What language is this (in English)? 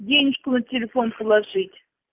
Russian